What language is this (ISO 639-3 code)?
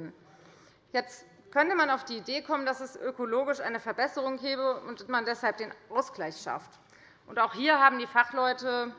deu